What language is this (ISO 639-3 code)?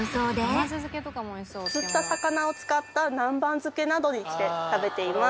jpn